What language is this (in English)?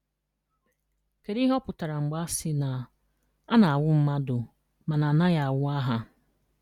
Igbo